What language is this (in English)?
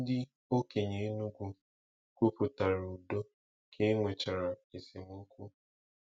Igbo